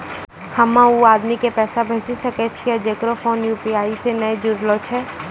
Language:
Maithili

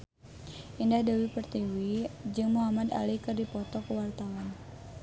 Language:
Sundanese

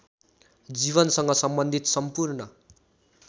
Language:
Nepali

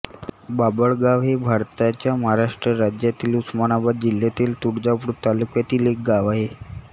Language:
Marathi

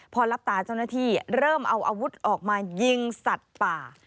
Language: Thai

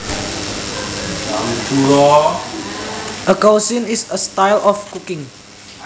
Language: Javanese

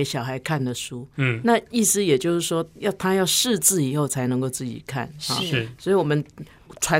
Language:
Chinese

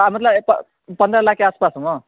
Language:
Maithili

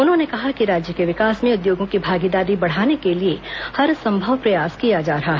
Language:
Hindi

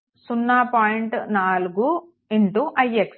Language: Telugu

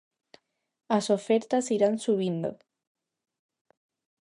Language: Galician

